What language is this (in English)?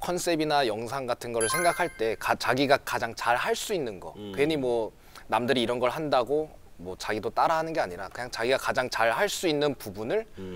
Korean